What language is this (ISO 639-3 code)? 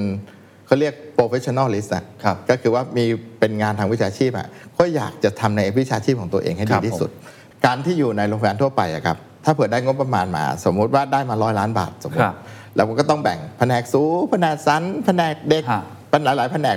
tha